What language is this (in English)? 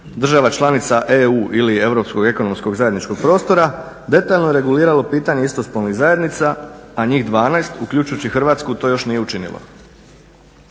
Croatian